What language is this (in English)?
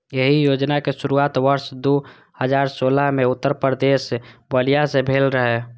Maithili